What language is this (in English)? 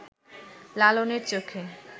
Bangla